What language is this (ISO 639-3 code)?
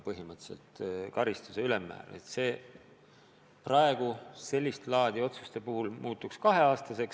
est